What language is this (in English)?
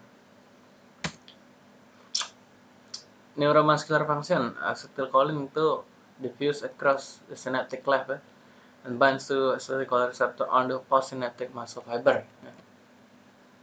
Indonesian